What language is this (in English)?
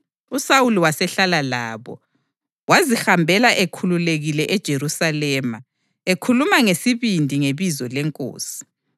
North Ndebele